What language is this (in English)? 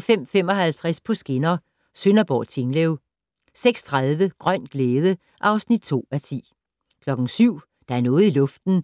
Danish